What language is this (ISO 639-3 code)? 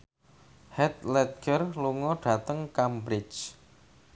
jav